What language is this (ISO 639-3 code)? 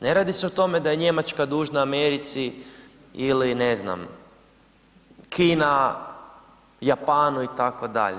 hrv